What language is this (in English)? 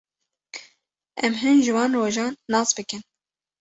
Kurdish